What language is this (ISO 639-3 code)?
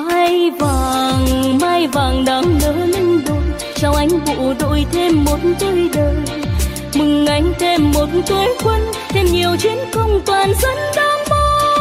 vie